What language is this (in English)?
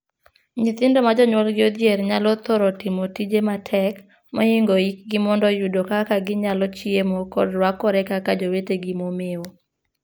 Luo (Kenya and Tanzania)